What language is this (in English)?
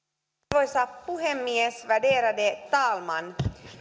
Finnish